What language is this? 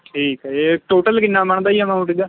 Punjabi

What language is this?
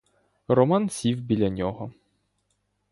Ukrainian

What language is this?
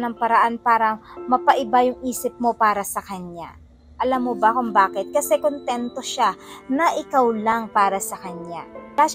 Filipino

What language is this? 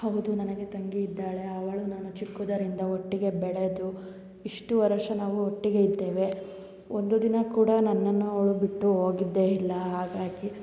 Kannada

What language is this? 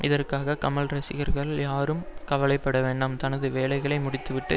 Tamil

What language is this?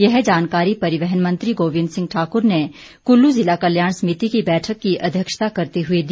Hindi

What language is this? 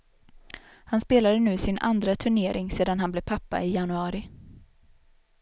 Swedish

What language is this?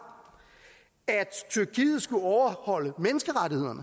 Danish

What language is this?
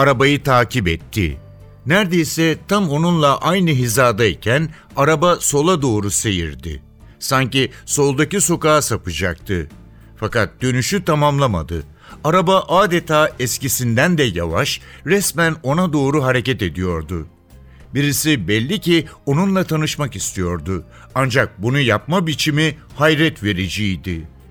Turkish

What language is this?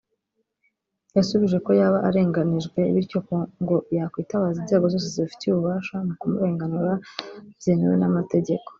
Kinyarwanda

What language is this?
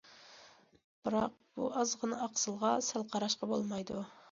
Uyghur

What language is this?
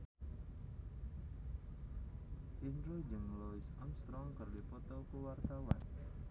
Sundanese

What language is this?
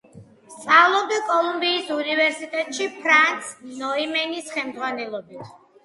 Georgian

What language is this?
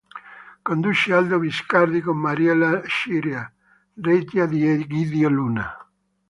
Italian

